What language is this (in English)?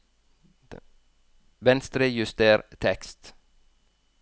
Norwegian